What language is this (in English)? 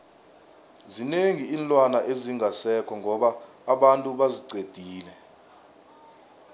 South Ndebele